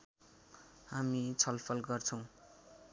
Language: Nepali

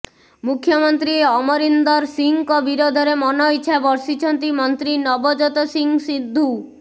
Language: Odia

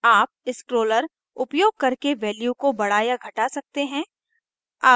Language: Hindi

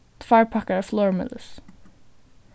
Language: Faroese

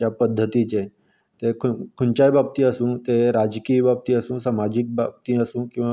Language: Konkani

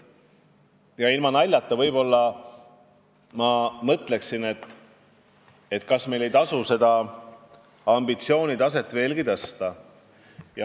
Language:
Estonian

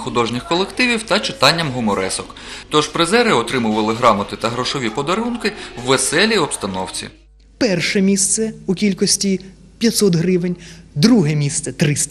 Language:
Ukrainian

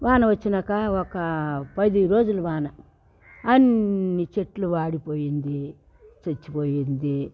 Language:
Telugu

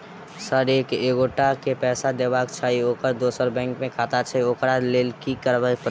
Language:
Maithili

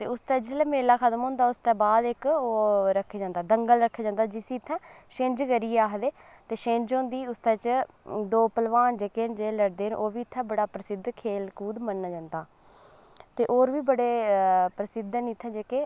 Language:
Dogri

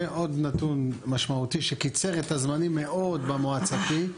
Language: Hebrew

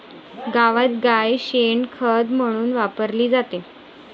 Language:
Marathi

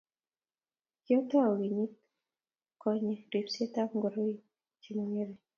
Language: Kalenjin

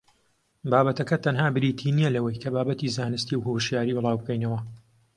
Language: Central Kurdish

